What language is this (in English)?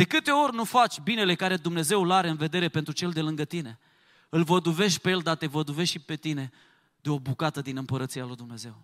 Romanian